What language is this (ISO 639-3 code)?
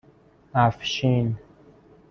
fas